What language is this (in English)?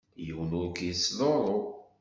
Kabyle